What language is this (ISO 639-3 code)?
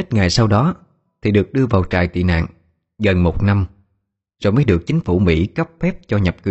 vie